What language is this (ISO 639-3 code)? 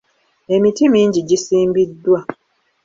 lug